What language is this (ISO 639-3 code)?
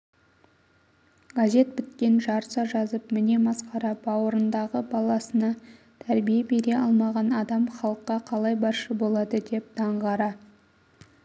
kaz